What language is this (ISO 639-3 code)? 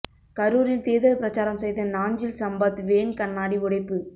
tam